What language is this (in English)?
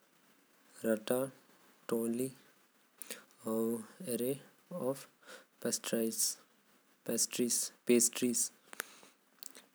Korwa